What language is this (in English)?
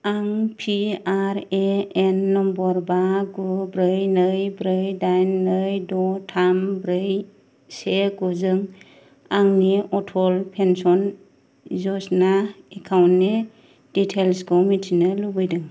Bodo